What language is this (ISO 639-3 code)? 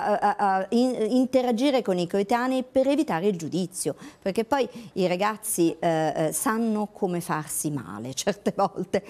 ita